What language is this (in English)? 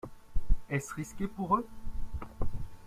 French